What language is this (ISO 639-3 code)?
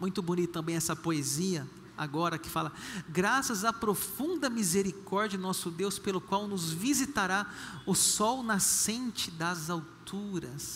por